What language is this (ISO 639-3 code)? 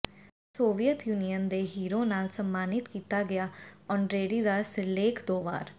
pan